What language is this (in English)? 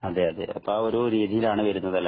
Malayalam